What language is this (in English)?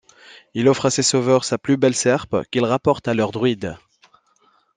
French